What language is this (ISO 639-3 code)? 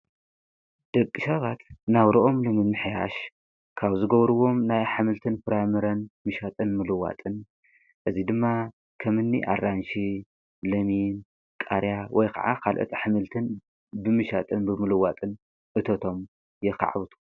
tir